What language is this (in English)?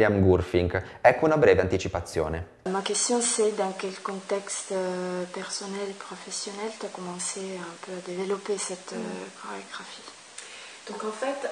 Italian